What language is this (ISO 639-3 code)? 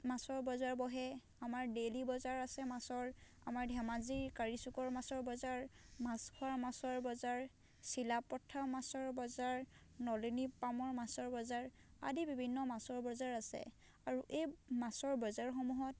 asm